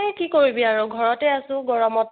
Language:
Assamese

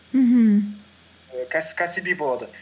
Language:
Kazakh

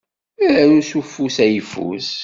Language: Kabyle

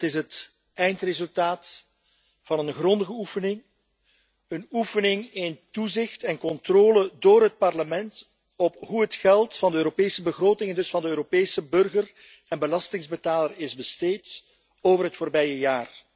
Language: Dutch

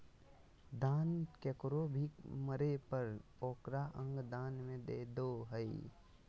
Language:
Magahi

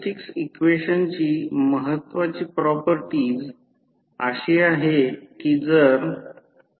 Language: Marathi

